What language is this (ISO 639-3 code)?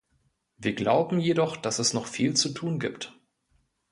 deu